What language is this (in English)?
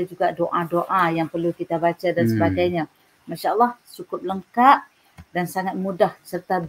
Malay